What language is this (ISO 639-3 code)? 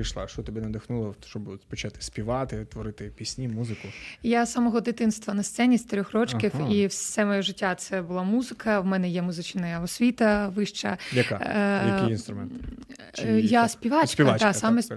ukr